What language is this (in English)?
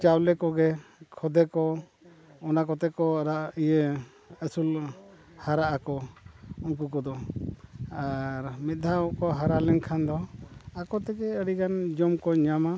Santali